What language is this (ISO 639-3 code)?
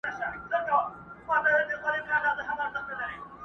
pus